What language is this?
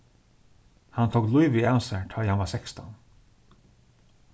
Faroese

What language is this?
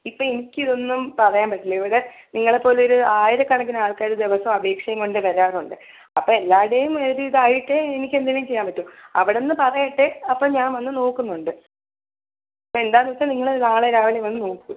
Malayalam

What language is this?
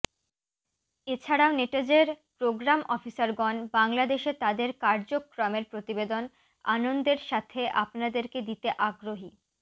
Bangla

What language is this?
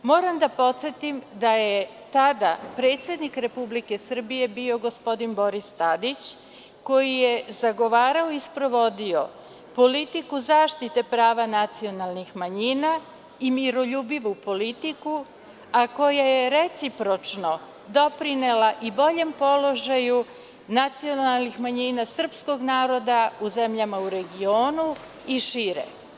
Serbian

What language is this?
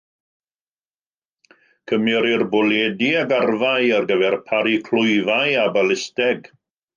Welsh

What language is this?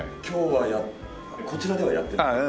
Japanese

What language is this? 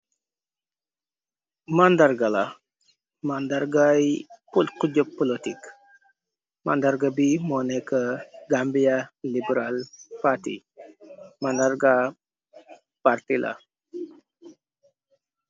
Wolof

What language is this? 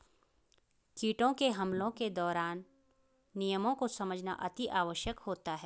Hindi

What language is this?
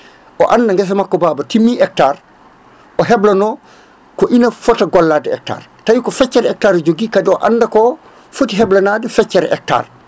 Fula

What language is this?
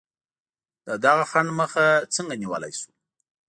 Pashto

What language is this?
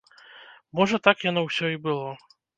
Belarusian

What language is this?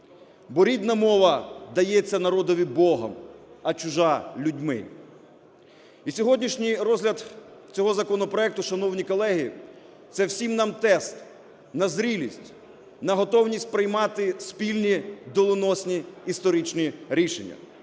Ukrainian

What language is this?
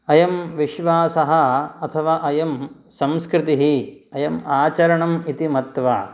Sanskrit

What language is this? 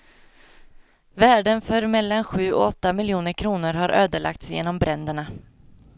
Swedish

